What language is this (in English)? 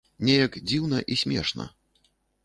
Belarusian